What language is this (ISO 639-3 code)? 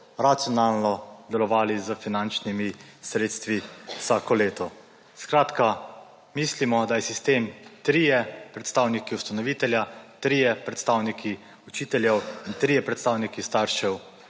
slv